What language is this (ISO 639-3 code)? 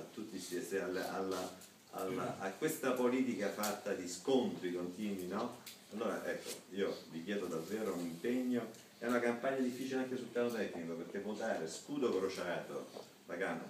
ita